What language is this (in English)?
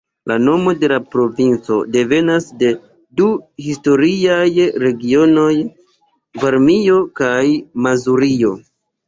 Esperanto